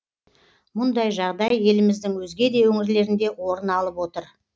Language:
Kazakh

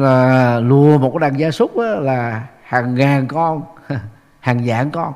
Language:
Vietnamese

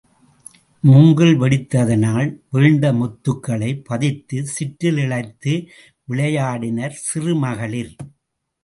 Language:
Tamil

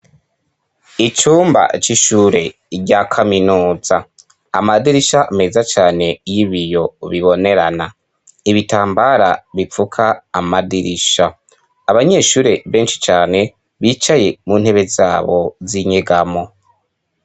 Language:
Rundi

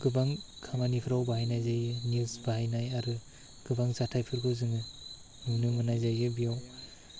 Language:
Bodo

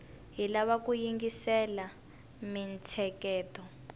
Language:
Tsonga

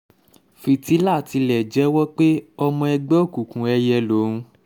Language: Yoruba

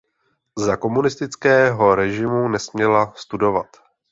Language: Czech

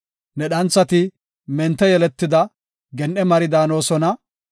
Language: Gofa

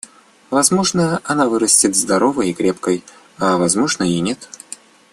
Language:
Russian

